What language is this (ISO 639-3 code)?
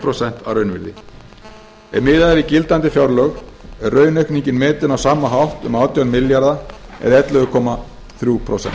isl